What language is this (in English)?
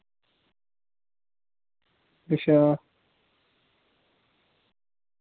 Dogri